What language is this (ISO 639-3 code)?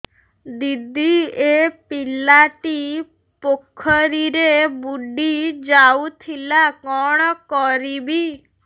ori